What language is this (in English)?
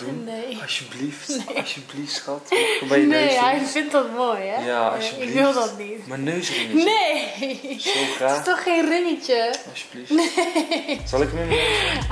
Dutch